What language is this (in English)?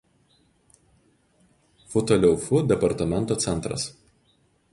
Lithuanian